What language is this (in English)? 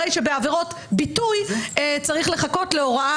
Hebrew